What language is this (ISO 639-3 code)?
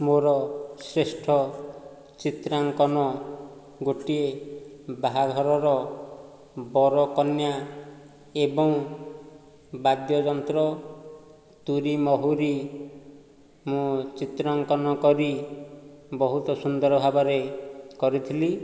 ori